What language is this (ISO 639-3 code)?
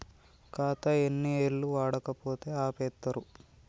tel